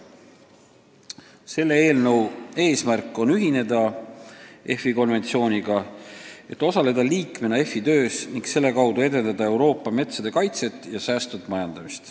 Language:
Estonian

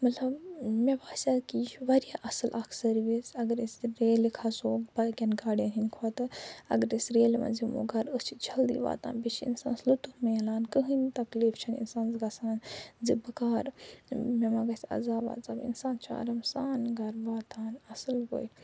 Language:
Kashmiri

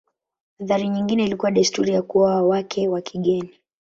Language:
Swahili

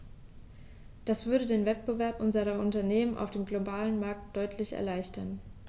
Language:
German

